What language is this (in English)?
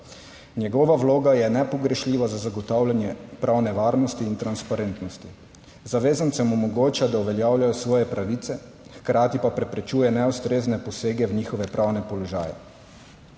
Slovenian